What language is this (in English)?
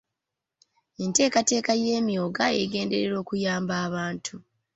Ganda